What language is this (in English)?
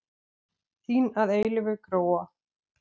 Icelandic